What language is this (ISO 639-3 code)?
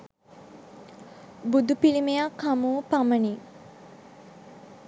sin